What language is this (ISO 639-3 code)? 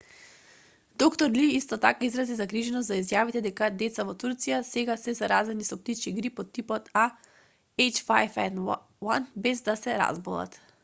mkd